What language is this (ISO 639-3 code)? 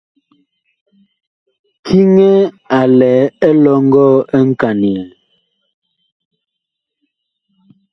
bkh